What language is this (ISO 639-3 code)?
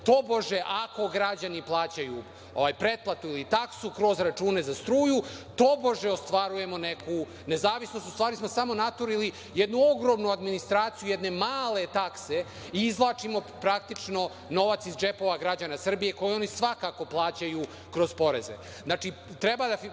srp